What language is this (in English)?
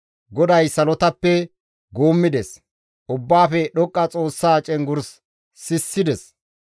Gamo